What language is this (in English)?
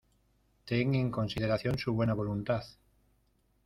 Spanish